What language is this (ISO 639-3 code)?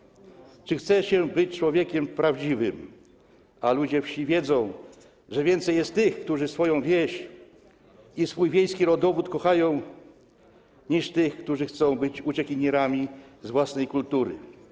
pol